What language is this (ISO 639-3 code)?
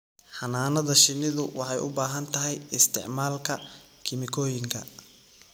som